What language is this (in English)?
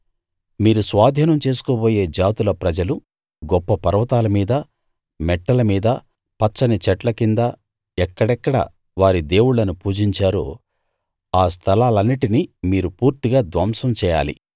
Telugu